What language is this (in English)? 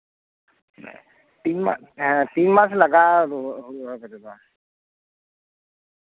Santali